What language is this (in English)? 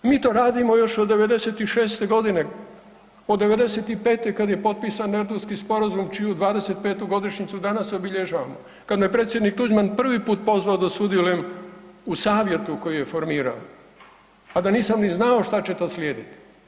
Croatian